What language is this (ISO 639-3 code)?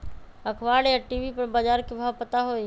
mag